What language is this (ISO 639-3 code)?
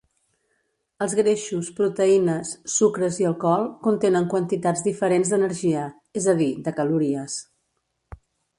cat